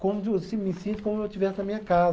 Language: Portuguese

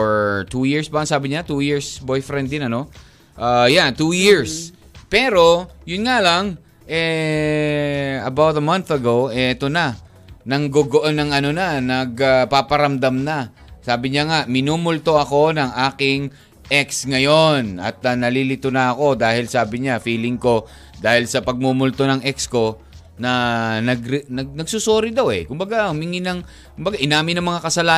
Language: Filipino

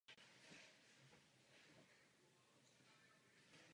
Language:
Czech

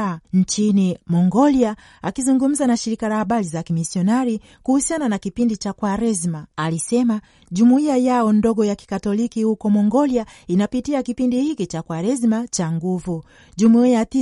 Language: Swahili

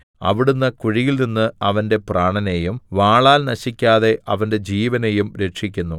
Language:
Malayalam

